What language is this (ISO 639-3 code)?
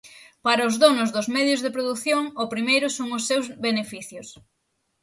glg